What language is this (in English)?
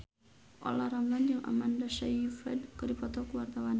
Sundanese